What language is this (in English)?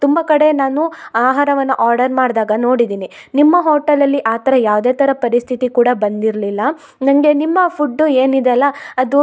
Kannada